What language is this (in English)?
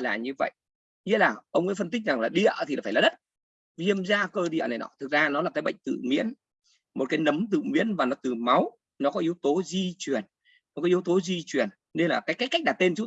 Vietnamese